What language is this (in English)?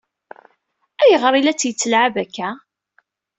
Kabyle